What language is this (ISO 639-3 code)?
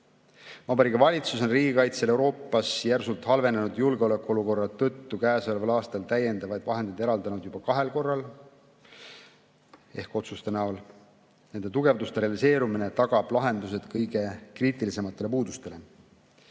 est